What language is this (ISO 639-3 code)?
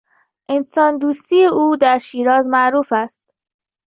fas